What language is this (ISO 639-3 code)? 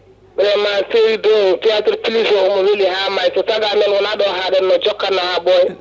ful